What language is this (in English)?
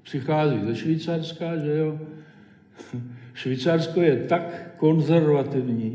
Czech